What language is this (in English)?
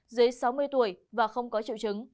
Vietnamese